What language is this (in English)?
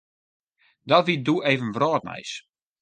Western Frisian